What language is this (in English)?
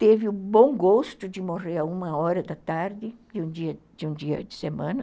Portuguese